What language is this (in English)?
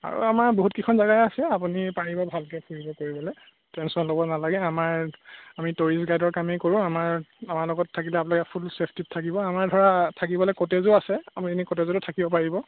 Assamese